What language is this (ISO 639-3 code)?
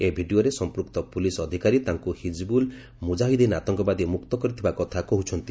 ori